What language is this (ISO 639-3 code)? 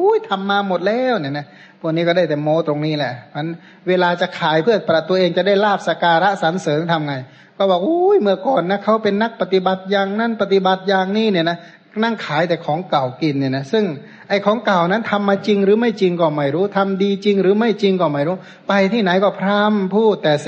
tha